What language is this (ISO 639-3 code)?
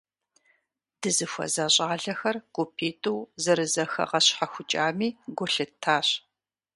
kbd